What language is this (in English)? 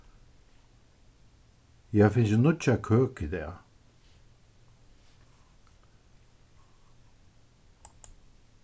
Faroese